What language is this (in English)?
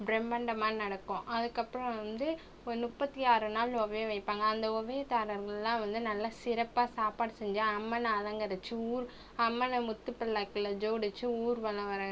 Tamil